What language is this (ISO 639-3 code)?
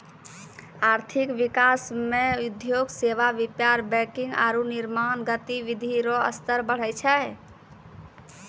mai